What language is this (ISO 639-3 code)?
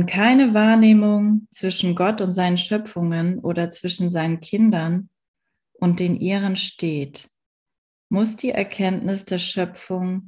deu